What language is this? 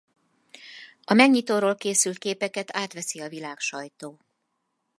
Hungarian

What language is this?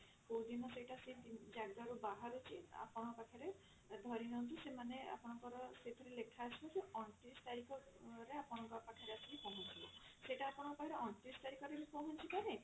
Odia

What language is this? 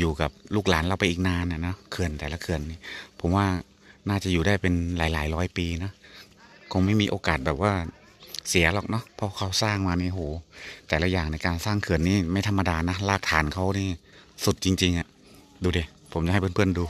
Thai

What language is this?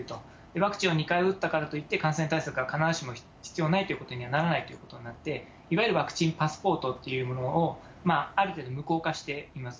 Japanese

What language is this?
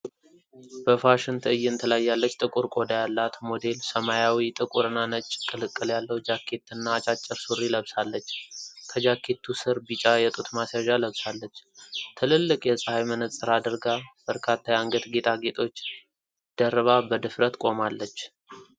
Amharic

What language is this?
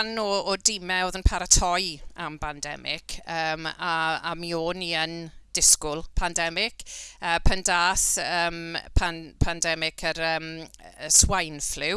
Welsh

